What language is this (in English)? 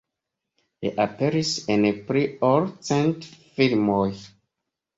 Esperanto